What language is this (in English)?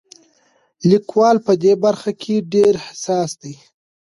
Pashto